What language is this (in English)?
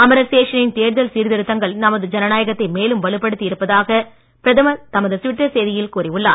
Tamil